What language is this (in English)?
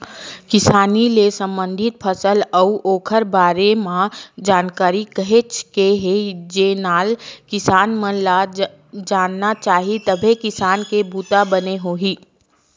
Chhattisgarhi